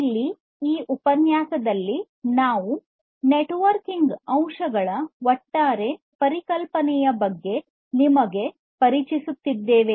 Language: Kannada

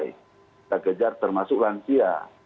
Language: Indonesian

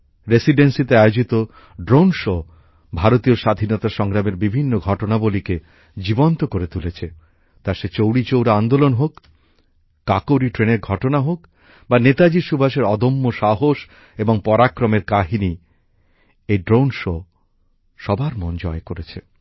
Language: Bangla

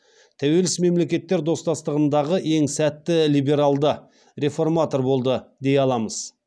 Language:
Kazakh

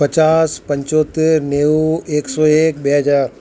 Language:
Gujarati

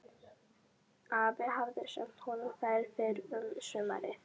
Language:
Icelandic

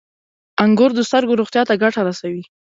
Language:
Pashto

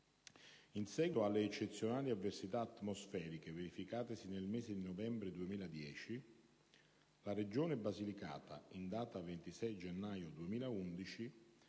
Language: Italian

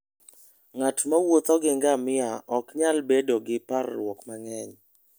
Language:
Luo (Kenya and Tanzania)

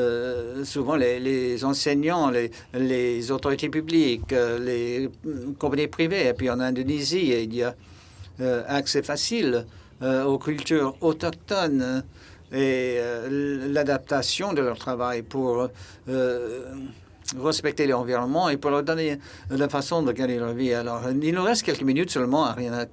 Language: French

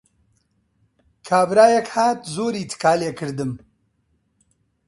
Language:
Central Kurdish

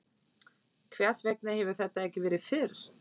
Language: Icelandic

